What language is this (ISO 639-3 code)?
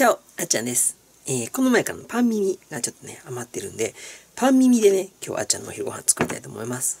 jpn